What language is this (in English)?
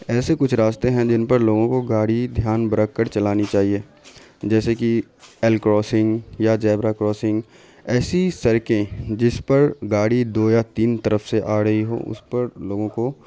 Urdu